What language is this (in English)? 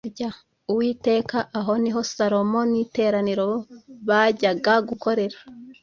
Kinyarwanda